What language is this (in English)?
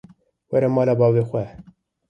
Kurdish